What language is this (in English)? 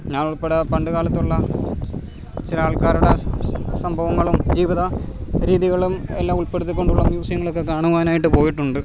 Malayalam